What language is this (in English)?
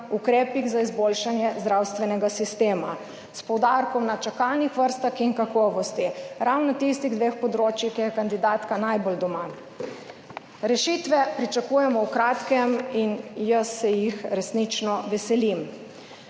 Slovenian